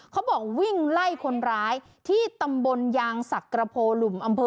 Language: Thai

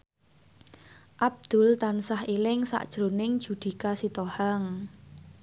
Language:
Javanese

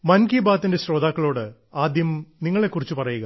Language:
Malayalam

